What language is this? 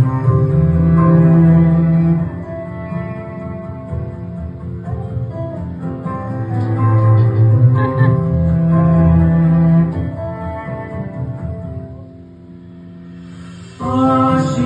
Arabic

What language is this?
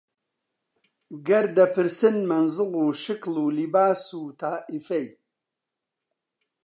Central Kurdish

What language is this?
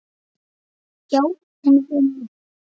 Icelandic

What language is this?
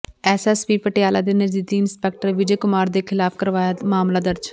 Punjabi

